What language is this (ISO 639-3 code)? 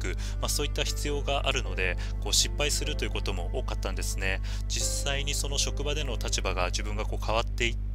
jpn